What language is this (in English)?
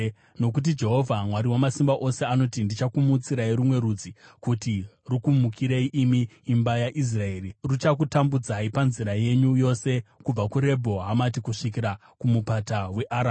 Shona